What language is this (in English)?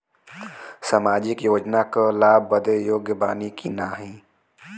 Bhojpuri